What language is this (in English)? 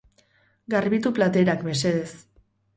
Basque